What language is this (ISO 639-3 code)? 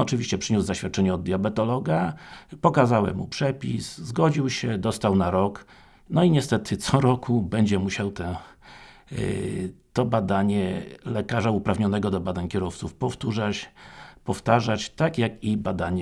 pol